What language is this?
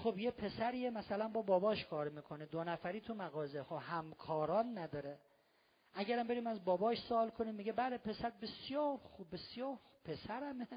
Persian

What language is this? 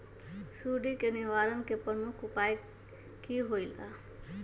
Magahi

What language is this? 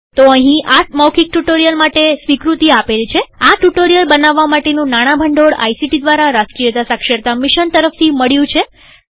Gujarati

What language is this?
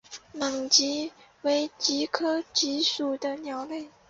Chinese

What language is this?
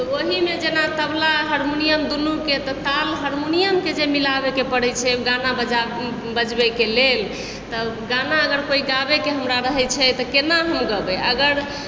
Maithili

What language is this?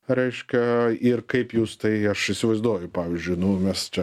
Lithuanian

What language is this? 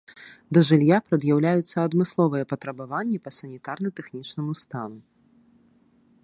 Belarusian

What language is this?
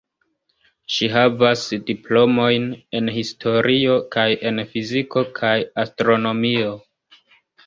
Esperanto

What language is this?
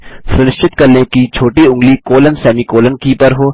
Hindi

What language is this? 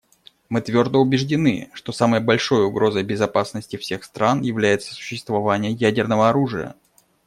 Russian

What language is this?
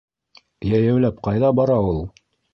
Bashkir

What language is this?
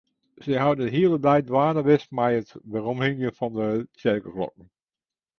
Western Frisian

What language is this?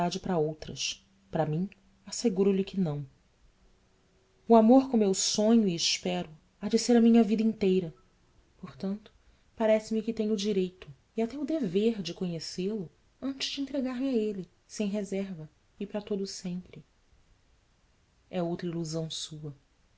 Portuguese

